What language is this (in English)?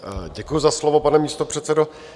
Czech